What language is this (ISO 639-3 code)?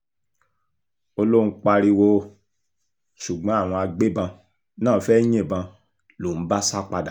yor